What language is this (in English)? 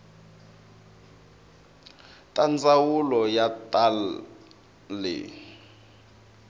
Tsonga